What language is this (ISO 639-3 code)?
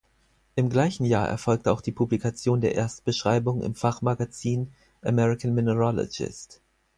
deu